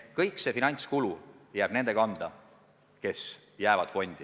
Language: Estonian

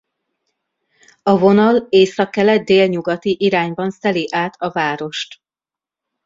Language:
Hungarian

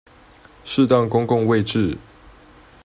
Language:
Chinese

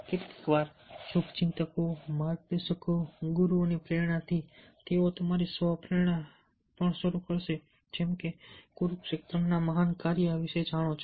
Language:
Gujarati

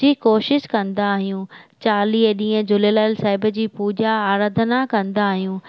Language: Sindhi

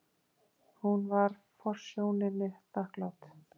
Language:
Icelandic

